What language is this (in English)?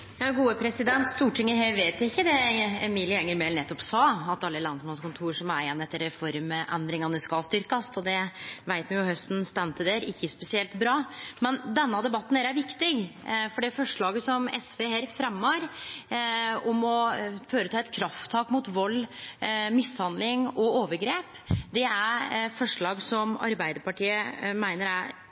Norwegian Nynorsk